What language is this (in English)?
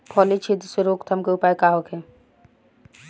Bhojpuri